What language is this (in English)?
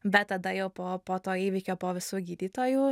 Lithuanian